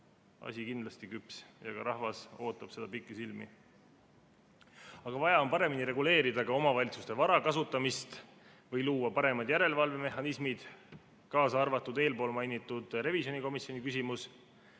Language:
Estonian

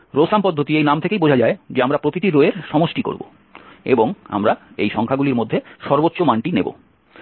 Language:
Bangla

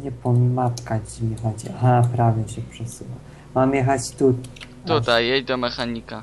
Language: Polish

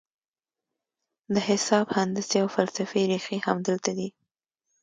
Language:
Pashto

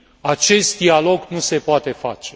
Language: Romanian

